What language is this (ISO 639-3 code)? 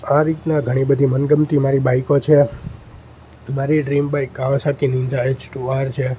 guj